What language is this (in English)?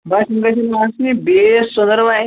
Kashmiri